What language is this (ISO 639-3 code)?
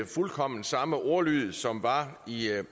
dan